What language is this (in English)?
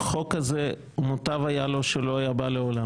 Hebrew